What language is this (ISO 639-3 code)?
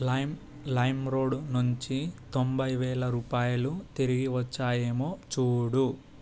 tel